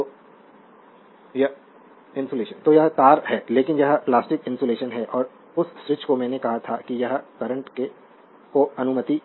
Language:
Hindi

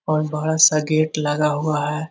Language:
Magahi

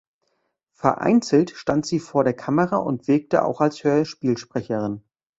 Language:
German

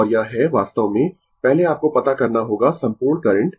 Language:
Hindi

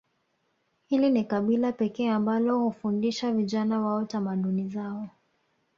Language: Swahili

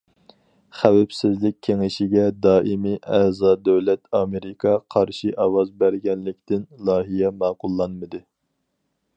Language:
Uyghur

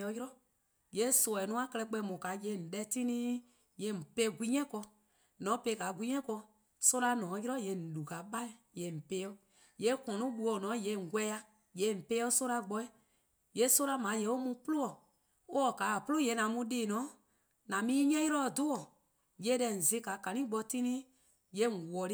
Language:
Eastern Krahn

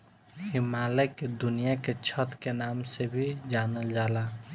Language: Bhojpuri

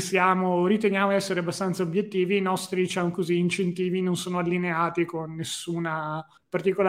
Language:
Italian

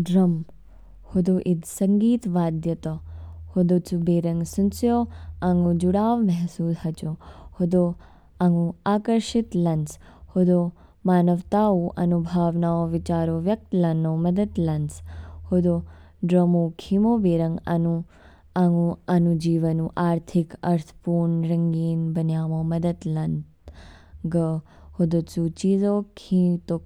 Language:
Kinnauri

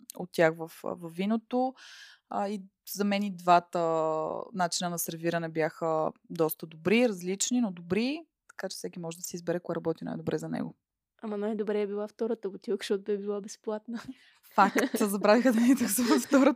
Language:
Bulgarian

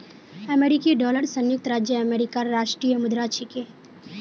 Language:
Magahi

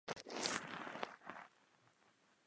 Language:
Czech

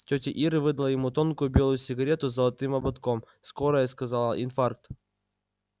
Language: Russian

